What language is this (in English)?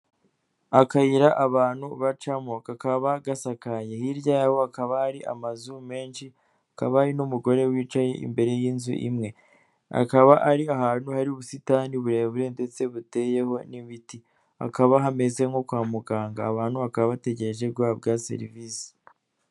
Kinyarwanda